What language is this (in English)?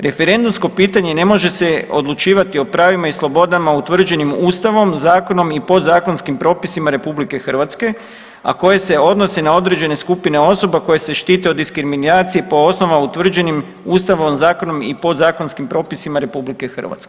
Croatian